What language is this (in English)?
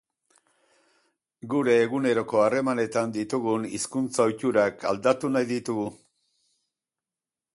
Basque